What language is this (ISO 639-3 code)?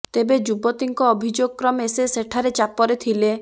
ori